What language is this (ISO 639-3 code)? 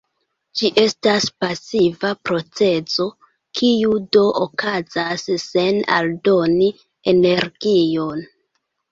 epo